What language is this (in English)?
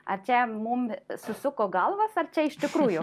Lithuanian